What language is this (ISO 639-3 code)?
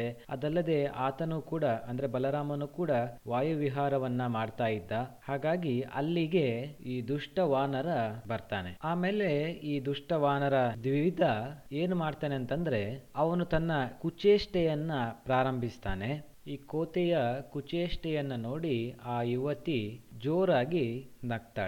kan